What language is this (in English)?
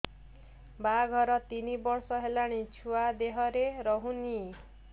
Odia